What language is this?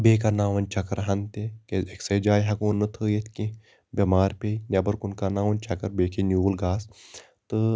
Kashmiri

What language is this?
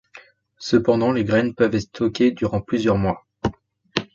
French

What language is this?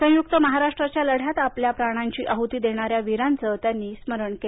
Marathi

